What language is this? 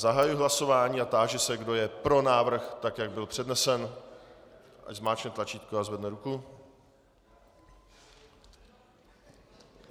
Czech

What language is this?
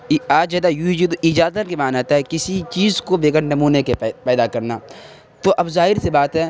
Urdu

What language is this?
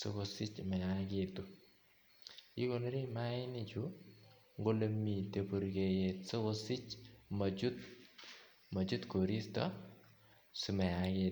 Kalenjin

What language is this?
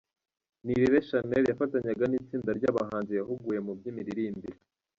Kinyarwanda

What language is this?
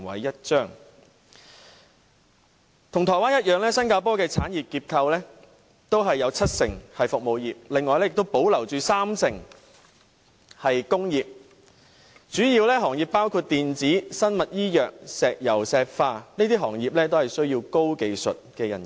Cantonese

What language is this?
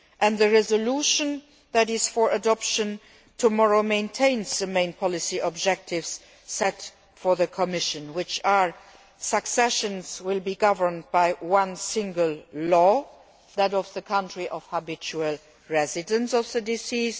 English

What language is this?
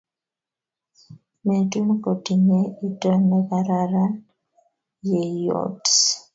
Kalenjin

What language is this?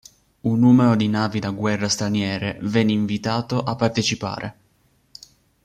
Italian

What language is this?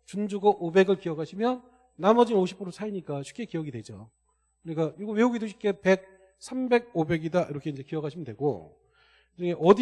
Korean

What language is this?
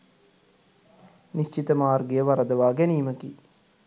Sinhala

